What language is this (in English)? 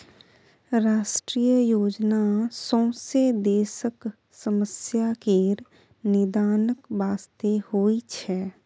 Maithili